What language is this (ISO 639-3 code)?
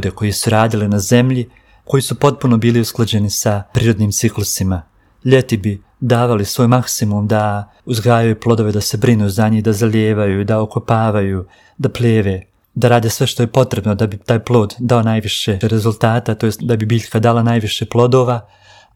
hrv